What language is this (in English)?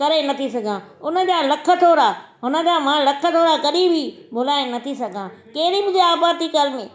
Sindhi